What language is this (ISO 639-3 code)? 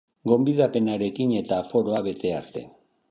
eus